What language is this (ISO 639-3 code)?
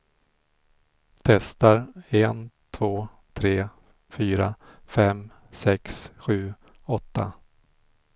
swe